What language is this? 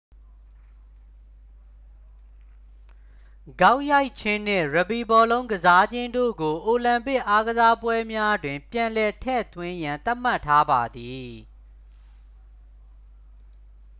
Burmese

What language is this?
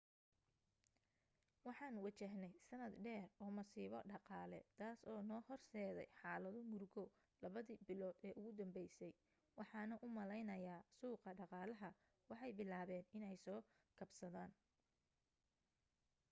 Somali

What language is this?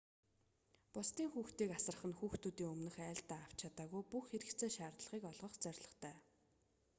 Mongolian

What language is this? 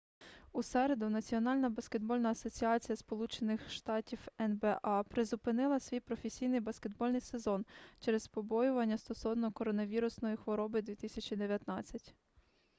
Ukrainian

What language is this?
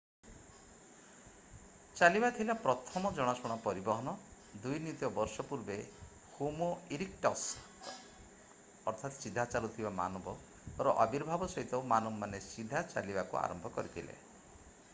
Odia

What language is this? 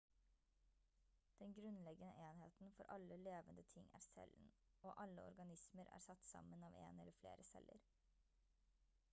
Norwegian Bokmål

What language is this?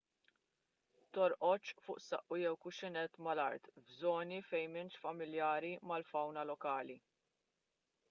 Maltese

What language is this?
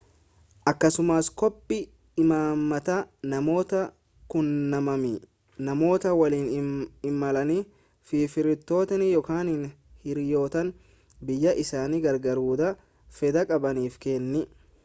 Oromo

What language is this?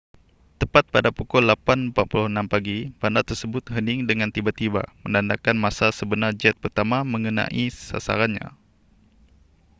Malay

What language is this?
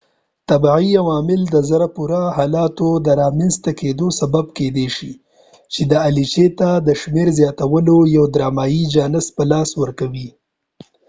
Pashto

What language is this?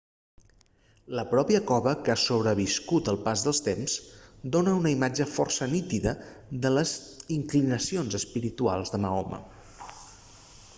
Catalan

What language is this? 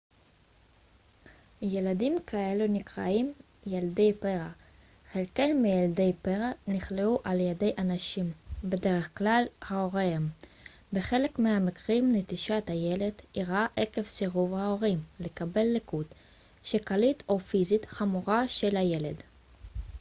Hebrew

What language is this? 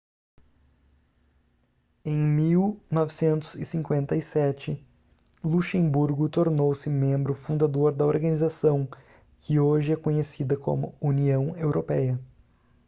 Portuguese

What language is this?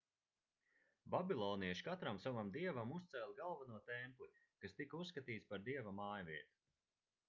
Latvian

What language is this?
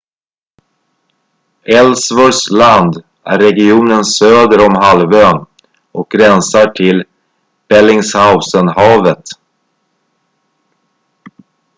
Swedish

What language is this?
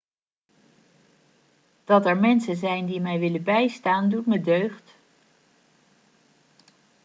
Dutch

